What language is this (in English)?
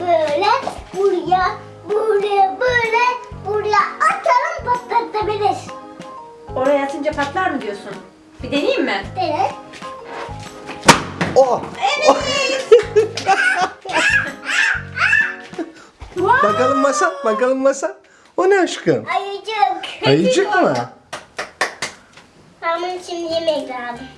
Turkish